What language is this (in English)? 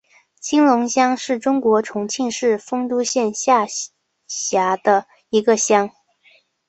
Chinese